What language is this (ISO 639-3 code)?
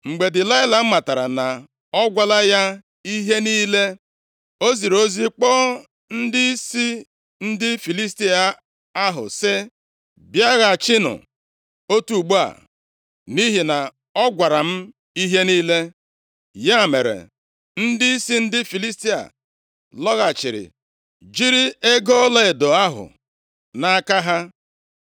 ibo